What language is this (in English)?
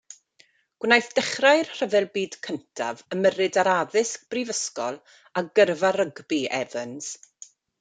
Welsh